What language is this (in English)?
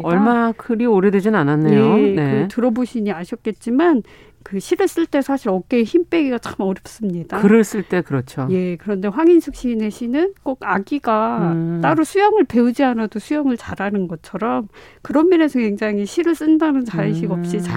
Korean